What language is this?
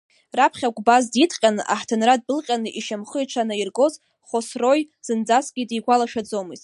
Abkhazian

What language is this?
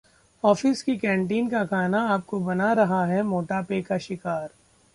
Hindi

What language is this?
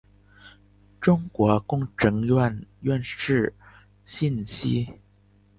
Chinese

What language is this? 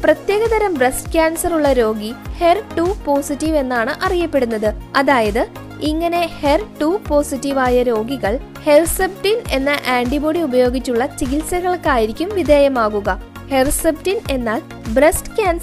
Malayalam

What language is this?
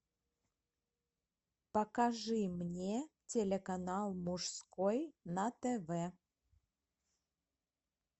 Russian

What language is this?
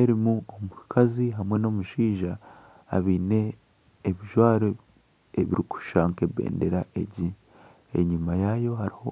Nyankole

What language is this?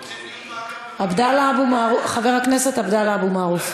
Hebrew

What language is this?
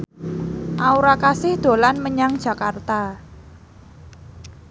Javanese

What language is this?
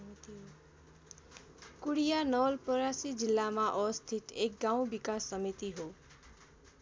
Nepali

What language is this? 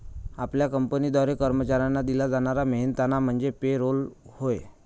Marathi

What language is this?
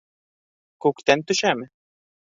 Bashkir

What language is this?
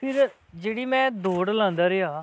Dogri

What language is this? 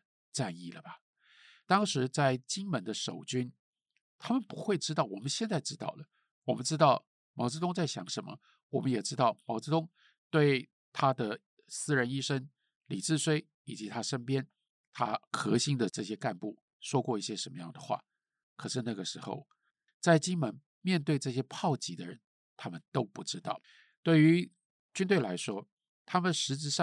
Chinese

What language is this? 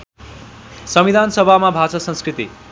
Nepali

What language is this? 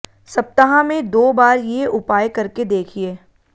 Hindi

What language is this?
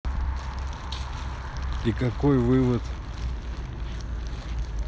Russian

